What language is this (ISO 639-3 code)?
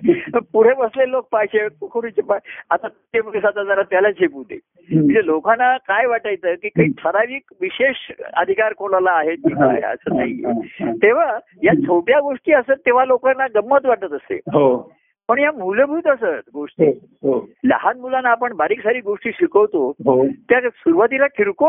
mar